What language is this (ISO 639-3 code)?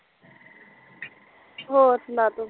pan